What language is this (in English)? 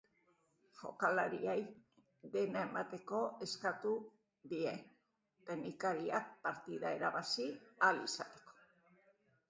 Basque